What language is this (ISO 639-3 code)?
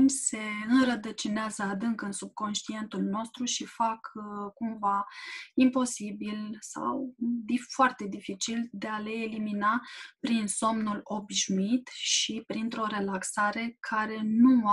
ron